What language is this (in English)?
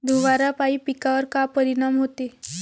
Marathi